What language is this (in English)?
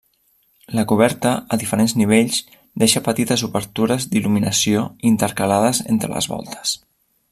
Catalan